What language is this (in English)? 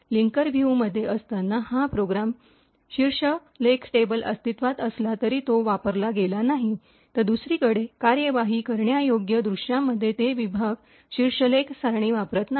Marathi